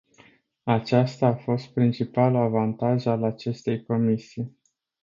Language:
Romanian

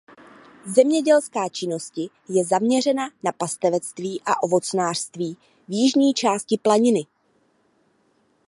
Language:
Czech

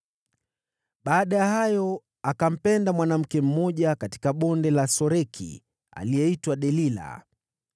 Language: Swahili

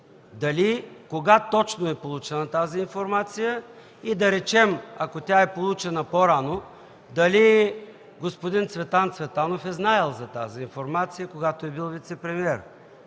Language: Bulgarian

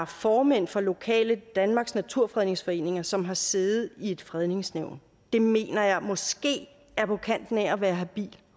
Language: Danish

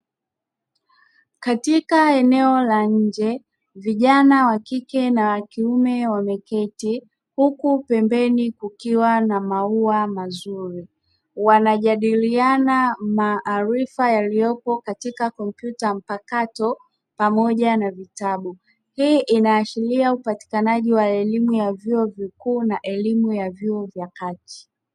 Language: Swahili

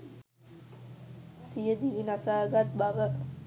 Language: Sinhala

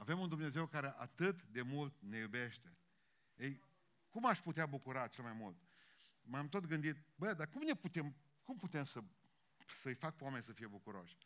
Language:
Romanian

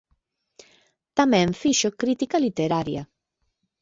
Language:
Galician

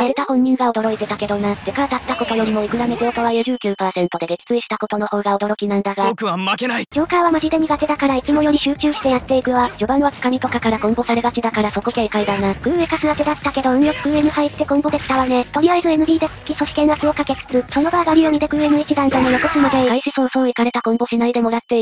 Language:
Japanese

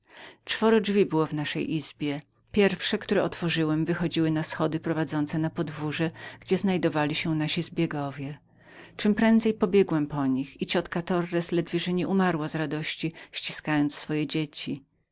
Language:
Polish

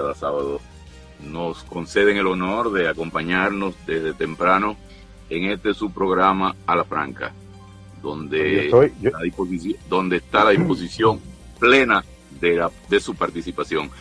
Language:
Spanish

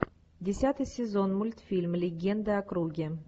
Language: Russian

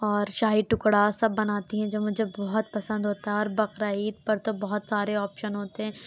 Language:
Urdu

